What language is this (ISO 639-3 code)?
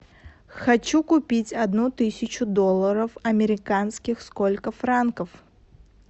rus